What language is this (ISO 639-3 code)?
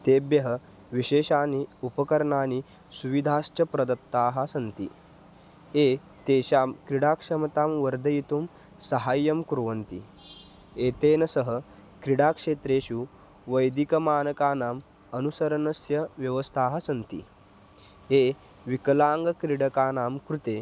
san